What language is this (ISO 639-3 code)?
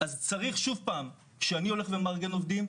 heb